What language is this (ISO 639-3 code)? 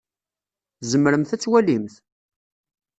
kab